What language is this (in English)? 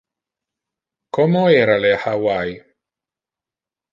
Interlingua